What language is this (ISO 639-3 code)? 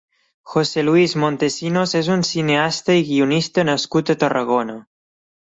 cat